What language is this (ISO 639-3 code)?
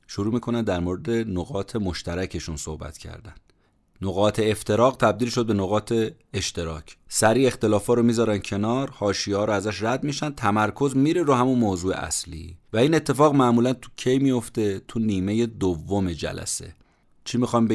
fas